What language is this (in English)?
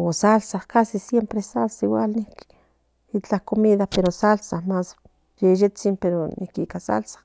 Central Nahuatl